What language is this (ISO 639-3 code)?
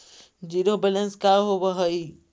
mag